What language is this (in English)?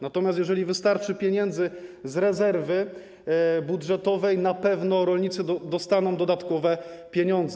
Polish